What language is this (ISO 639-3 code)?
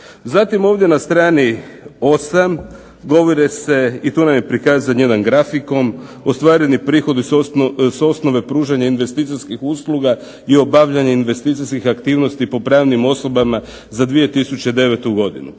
hrv